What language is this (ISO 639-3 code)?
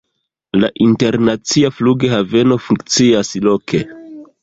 epo